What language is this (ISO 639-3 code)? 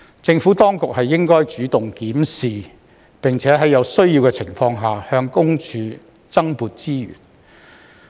yue